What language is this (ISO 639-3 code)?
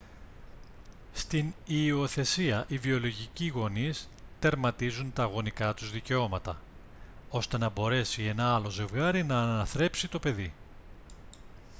ell